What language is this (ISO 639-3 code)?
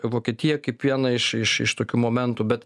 lit